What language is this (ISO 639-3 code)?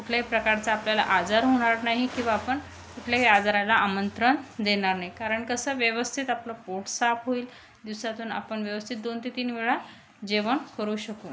mar